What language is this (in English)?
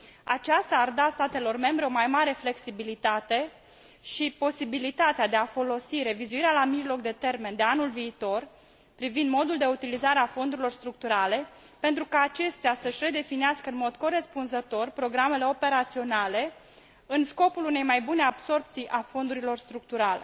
Romanian